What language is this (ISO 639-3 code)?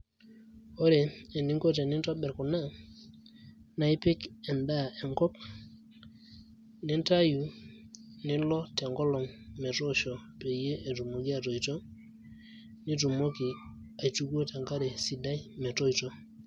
mas